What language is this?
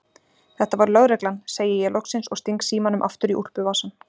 Icelandic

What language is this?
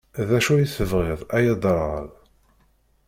Kabyle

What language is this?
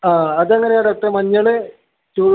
Malayalam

